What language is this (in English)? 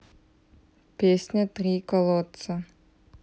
Russian